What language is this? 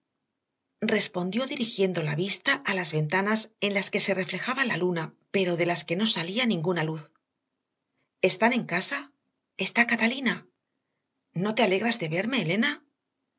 Spanish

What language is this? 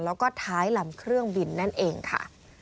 Thai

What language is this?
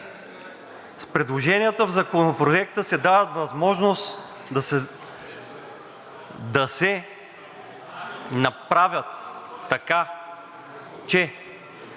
Bulgarian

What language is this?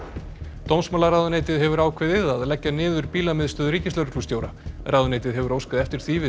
Icelandic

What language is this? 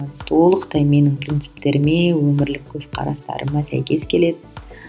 Kazakh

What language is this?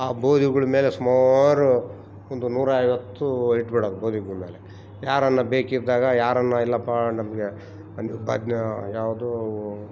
Kannada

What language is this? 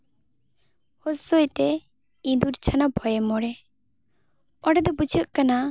Santali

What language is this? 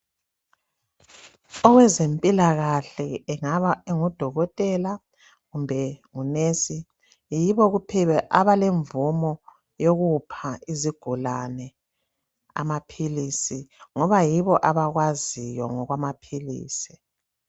North Ndebele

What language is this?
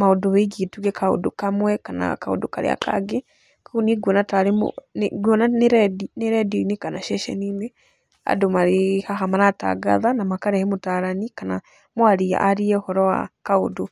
Kikuyu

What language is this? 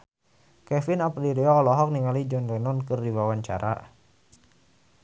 Sundanese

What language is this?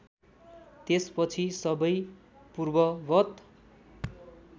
Nepali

